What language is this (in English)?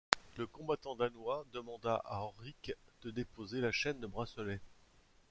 French